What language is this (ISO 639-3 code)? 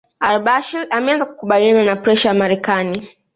swa